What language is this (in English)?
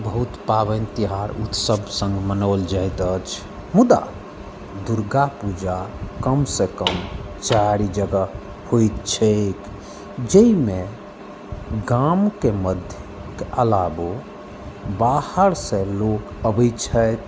Maithili